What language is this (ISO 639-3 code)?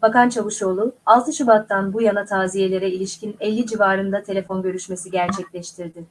tur